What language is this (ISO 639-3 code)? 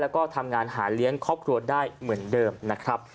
tha